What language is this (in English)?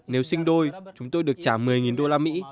Vietnamese